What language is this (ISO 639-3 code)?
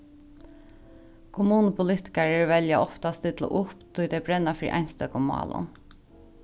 fao